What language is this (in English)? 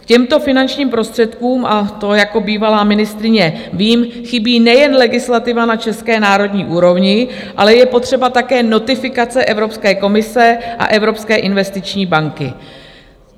Czech